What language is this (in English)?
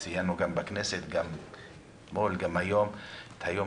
Hebrew